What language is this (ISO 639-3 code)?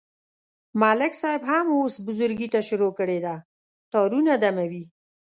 pus